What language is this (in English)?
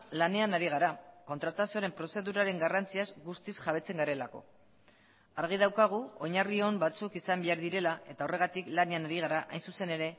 Basque